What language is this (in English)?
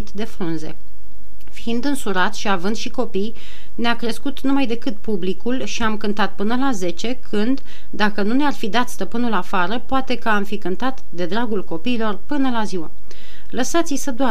Romanian